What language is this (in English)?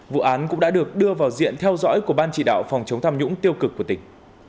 Vietnamese